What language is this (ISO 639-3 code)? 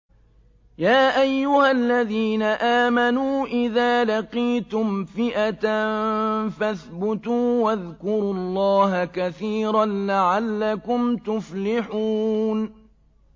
ara